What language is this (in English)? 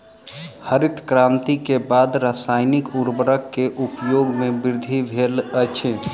Maithili